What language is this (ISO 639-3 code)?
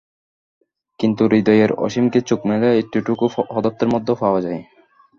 ben